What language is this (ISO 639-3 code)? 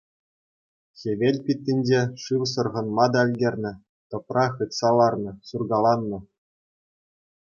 chv